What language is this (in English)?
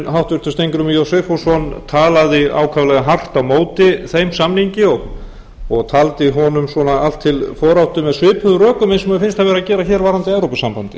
Icelandic